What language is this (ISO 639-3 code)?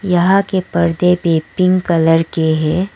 hin